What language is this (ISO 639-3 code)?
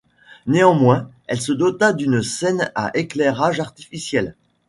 fra